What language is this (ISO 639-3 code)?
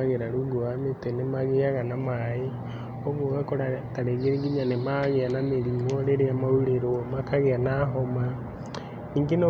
kik